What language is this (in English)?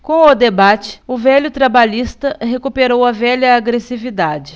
Portuguese